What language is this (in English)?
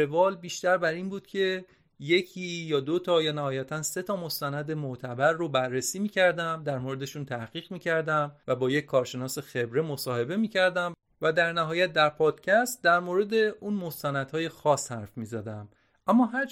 Persian